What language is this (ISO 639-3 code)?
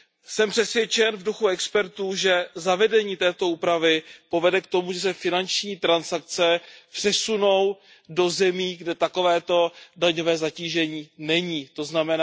ces